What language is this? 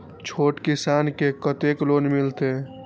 Maithili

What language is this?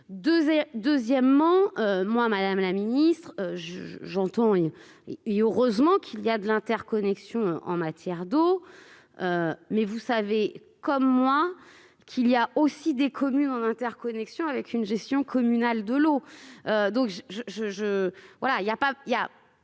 French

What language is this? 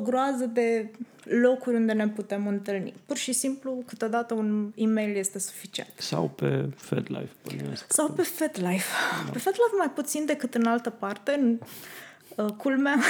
Romanian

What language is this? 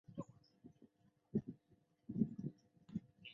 Chinese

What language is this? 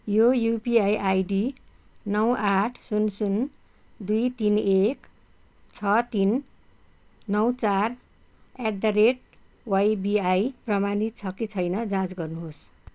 Nepali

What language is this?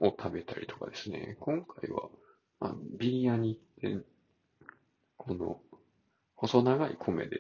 Japanese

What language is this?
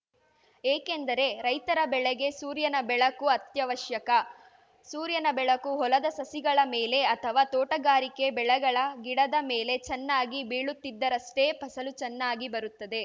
Kannada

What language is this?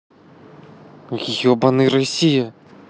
Russian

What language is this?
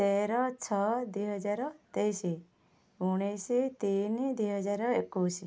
Odia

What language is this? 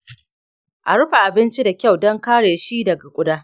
Hausa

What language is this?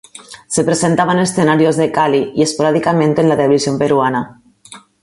Spanish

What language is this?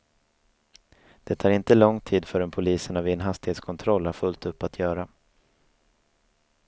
Swedish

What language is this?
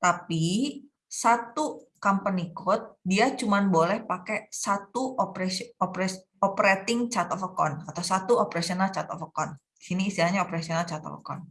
Indonesian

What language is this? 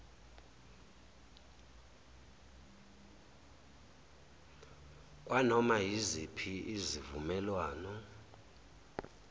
Zulu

